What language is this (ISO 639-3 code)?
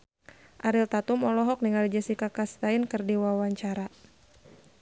sun